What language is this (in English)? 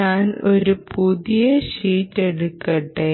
Malayalam